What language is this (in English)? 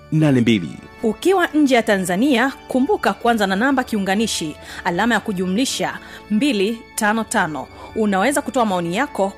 Swahili